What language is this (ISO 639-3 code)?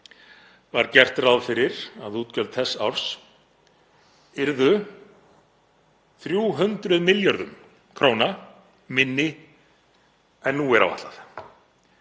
isl